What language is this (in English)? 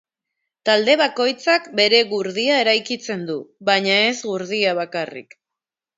Basque